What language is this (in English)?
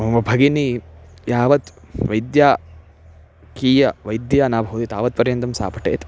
Sanskrit